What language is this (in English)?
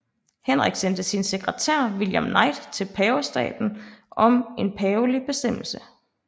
Danish